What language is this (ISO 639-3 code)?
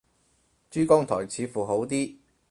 yue